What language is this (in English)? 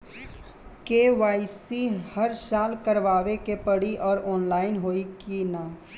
Bhojpuri